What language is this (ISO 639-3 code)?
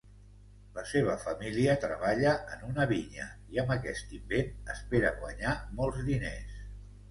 cat